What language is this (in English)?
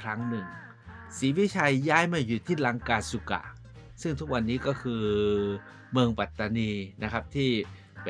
Thai